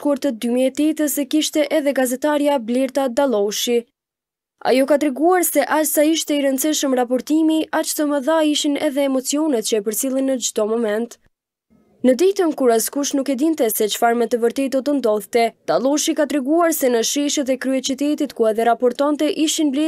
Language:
Romanian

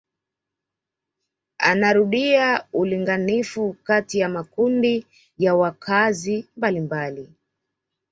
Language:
Swahili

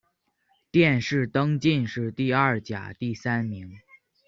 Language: Chinese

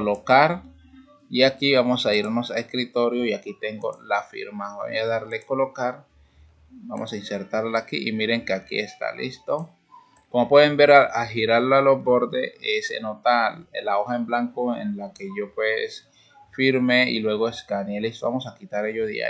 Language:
Spanish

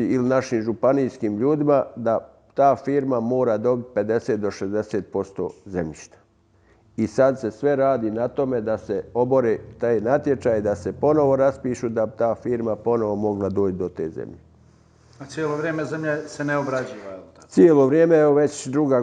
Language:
Croatian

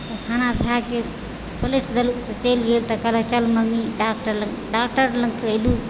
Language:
Maithili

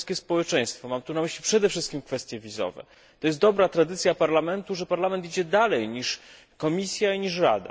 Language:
Polish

